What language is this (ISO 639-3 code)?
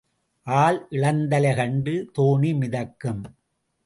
tam